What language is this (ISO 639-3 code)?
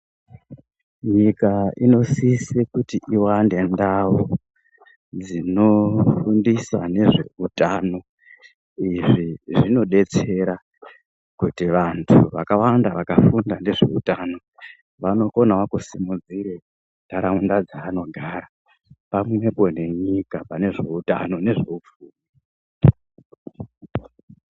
ndc